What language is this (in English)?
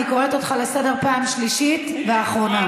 Hebrew